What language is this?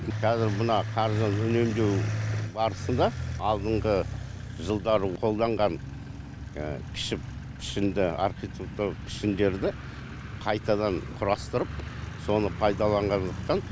Kazakh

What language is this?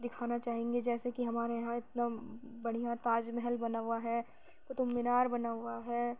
Urdu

